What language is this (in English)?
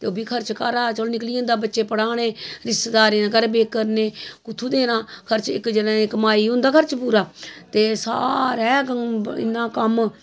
Dogri